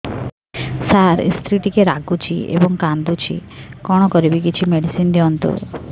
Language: Odia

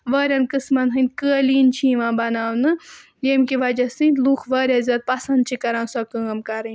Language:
Kashmiri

